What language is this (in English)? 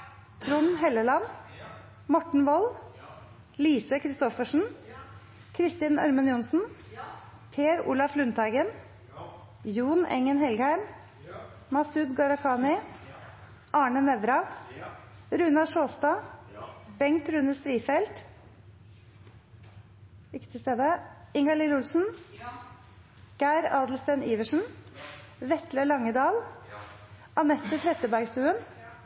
Norwegian Nynorsk